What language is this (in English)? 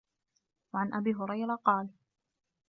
Arabic